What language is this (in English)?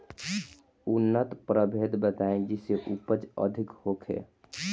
Bhojpuri